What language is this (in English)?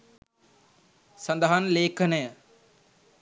Sinhala